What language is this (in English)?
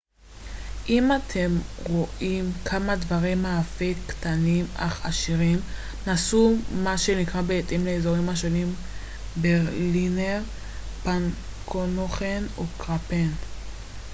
Hebrew